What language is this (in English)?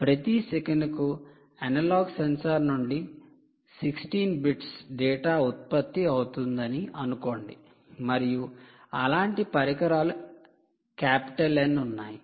Telugu